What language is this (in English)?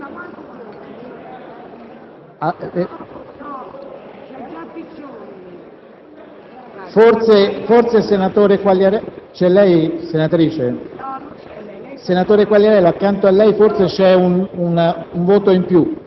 Italian